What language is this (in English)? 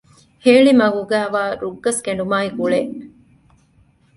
Divehi